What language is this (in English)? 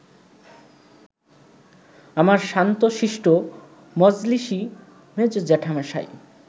Bangla